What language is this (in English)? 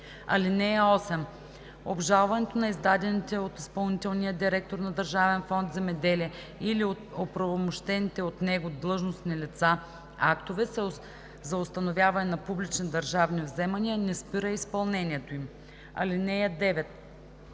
Bulgarian